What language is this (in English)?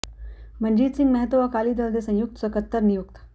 Punjabi